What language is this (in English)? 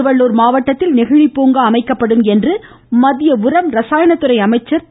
Tamil